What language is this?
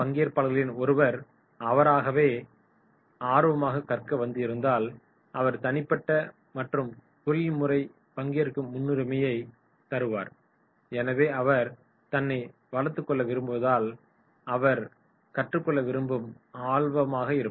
Tamil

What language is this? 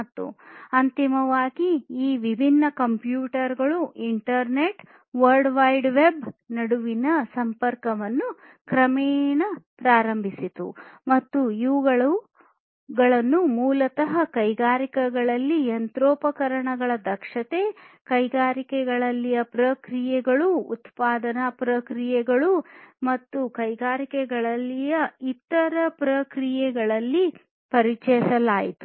Kannada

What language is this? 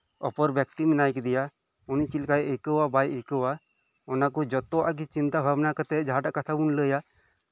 Santali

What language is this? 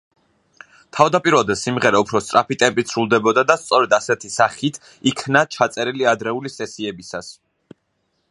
Georgian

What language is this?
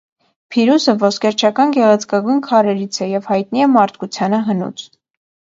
Armenian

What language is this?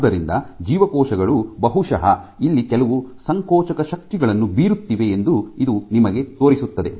Kannada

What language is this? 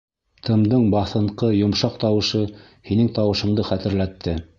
Bashkir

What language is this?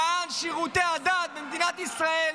Hebrew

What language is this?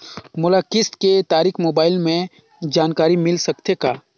Chhattisgarhi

